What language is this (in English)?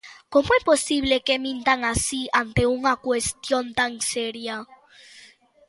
Galician